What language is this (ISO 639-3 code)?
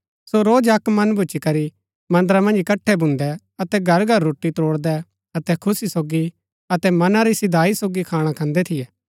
gbk